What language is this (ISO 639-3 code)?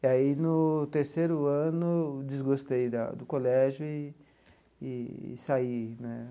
por